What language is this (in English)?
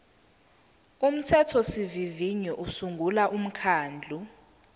Zulu